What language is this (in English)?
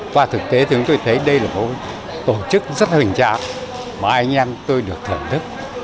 Vietnamese